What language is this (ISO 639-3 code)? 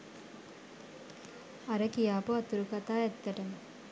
sin